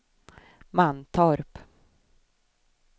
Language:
Swedish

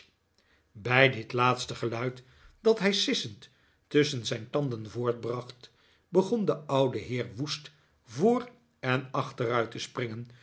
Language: Dutch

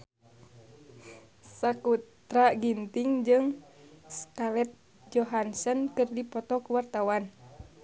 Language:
Sundanese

